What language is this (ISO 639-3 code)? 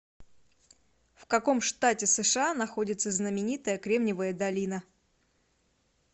rus